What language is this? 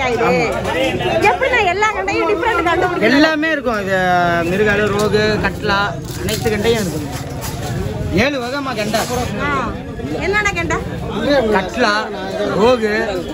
Indonesian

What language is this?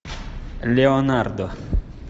Russian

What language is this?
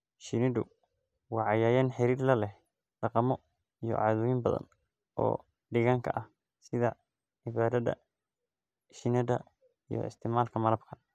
Somali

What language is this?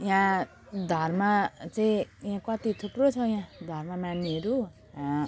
Nepali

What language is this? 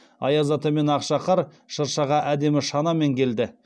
Kazakh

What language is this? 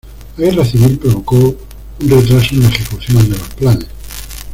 Spanish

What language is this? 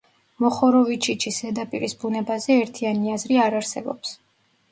Georgian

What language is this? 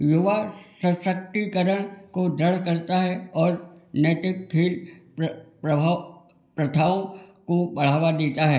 Hindi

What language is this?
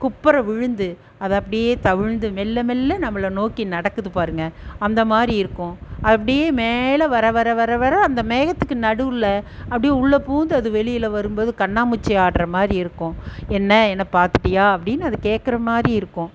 Tamil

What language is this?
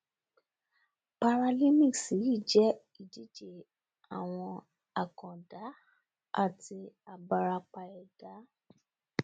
Yoruba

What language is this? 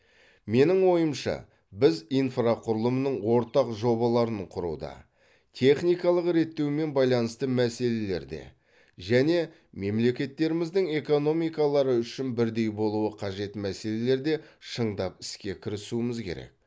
Kazakh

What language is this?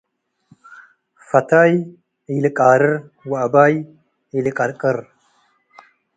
Tigre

